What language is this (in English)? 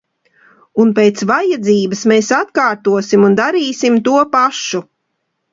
Latvian